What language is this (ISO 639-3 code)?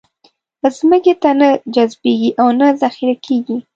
pus